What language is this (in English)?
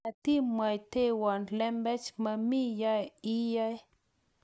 Kalenjin